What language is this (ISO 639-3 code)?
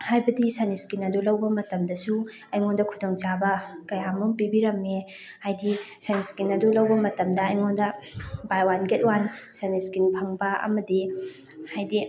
mni